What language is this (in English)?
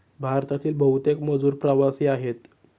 Marathi